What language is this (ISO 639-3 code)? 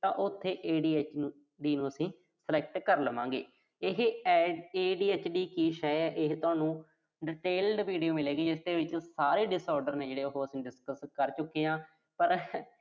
pan